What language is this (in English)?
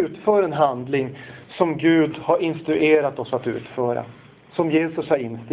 Swedish